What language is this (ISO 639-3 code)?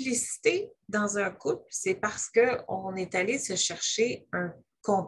fra